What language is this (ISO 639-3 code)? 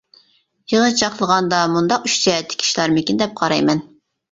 uig